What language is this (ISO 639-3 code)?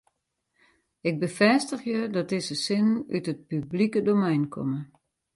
fry